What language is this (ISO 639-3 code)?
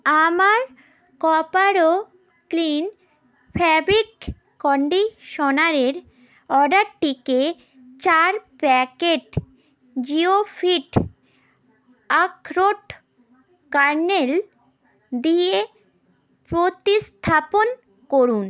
ben